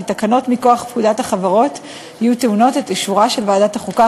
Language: Hebrew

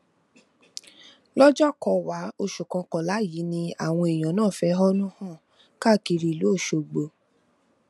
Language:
Yoruba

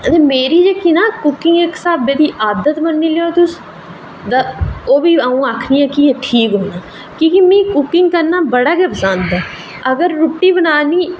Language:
Dogri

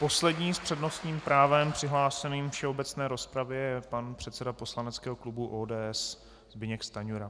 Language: Czech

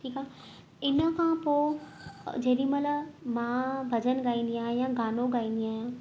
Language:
Sindhi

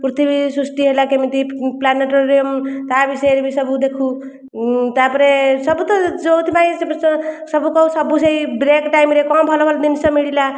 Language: Odia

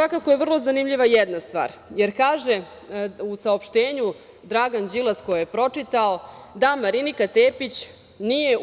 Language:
Serbian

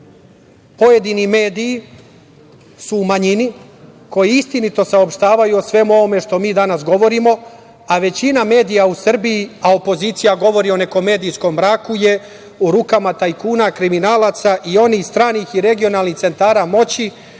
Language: Serbian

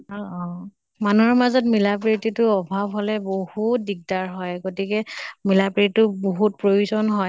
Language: Assamese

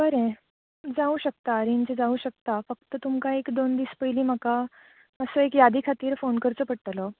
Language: Konkani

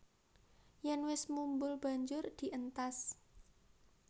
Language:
Javanese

